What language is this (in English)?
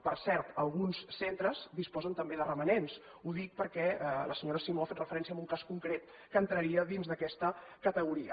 Catalan